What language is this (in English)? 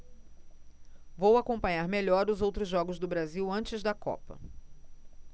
Portuguese